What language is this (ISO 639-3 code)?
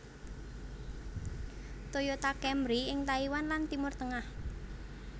jav